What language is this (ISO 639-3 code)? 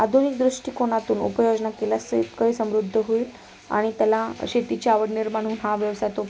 mar